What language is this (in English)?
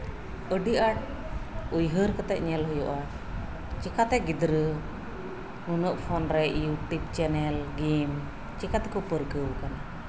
Santali